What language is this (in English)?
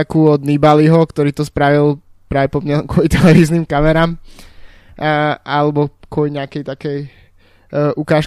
Slovak